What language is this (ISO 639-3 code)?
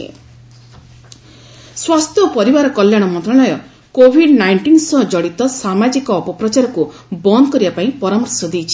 ori